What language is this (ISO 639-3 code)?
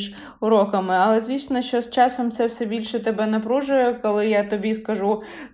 ukr